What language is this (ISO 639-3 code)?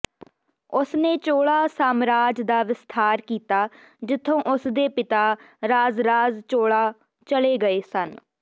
pan